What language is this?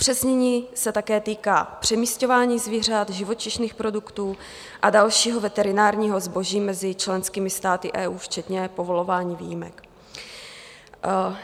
Czech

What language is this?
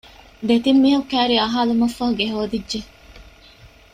Divehi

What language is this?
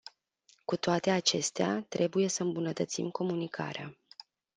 Romanian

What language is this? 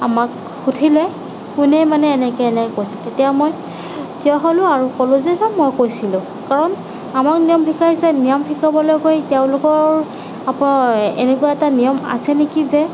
Assamese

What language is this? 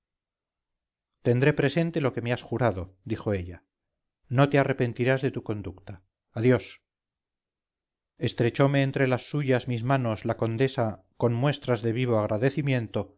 Spanish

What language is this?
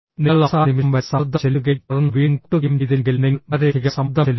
Malayalam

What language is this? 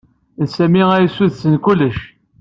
Kabyle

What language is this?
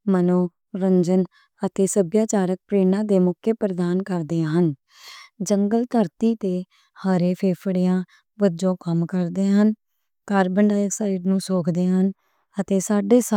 Western Panjabi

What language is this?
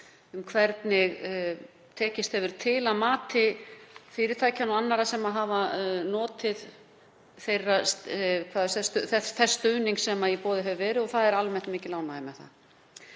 Icelandic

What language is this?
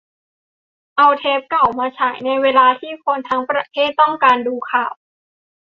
Thai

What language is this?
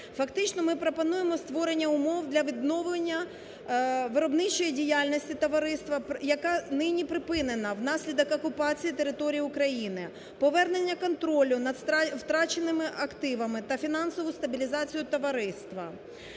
Ukrainian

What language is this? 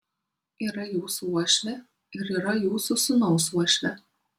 Lithuanian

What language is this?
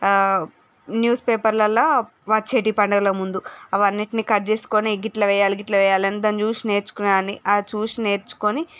Telugu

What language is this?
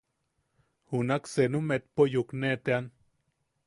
Yaqui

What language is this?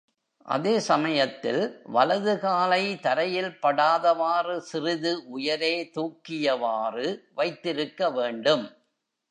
Tamil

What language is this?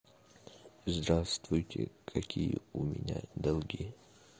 Russian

